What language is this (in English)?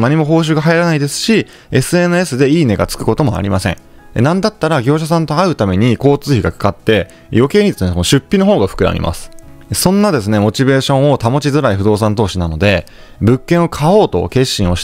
Japanese